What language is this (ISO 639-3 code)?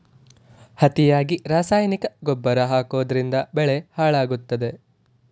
kan